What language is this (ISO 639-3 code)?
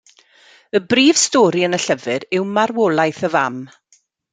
cym